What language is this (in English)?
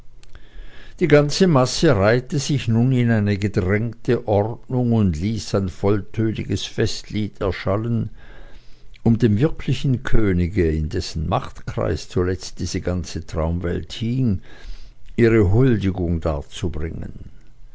German